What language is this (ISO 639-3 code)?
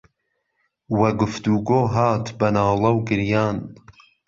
ckb